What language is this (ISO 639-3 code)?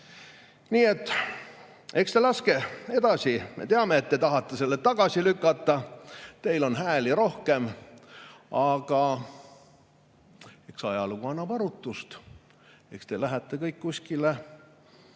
est